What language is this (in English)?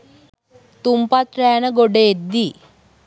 Sinhala